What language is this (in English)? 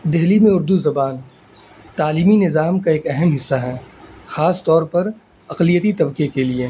Urdu